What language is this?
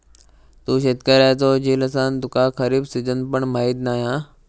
Marathi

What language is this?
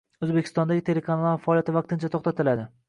Uzbek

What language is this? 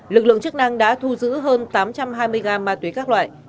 Vietnamese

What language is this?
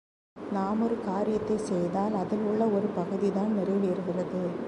Tamil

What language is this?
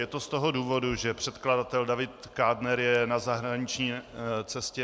Czech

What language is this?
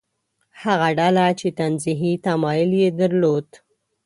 Pashto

